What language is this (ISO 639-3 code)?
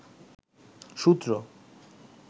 ben